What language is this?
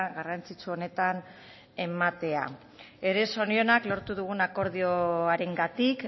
Basque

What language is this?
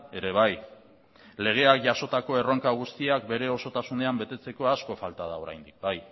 Basque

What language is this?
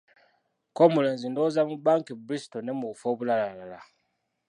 Ganda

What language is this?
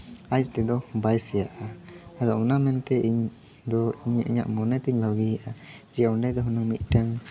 Santali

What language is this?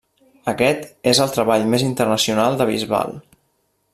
Catalan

